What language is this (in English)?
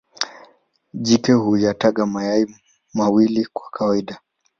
Swahili